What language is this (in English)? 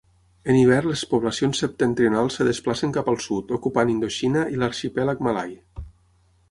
Catalan